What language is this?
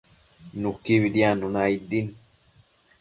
Matsés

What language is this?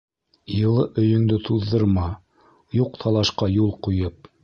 Bashkir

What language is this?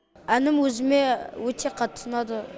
Kazakh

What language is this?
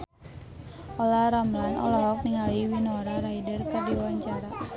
Sundanese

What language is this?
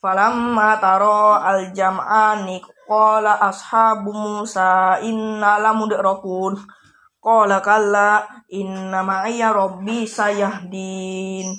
Indonesian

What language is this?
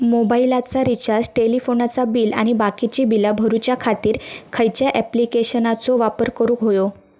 Marathi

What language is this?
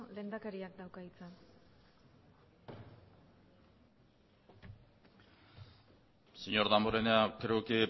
Basque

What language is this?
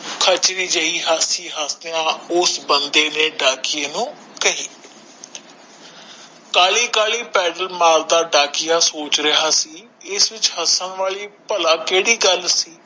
Punjabi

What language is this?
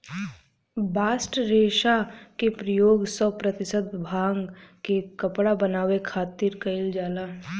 Bhojpuri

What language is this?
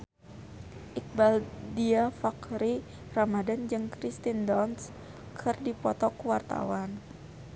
Sundanese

